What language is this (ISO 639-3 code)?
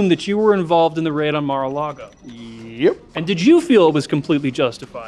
eng